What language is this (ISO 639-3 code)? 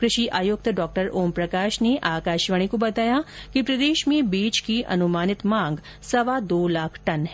hin